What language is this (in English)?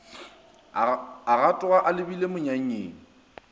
Northern Sotho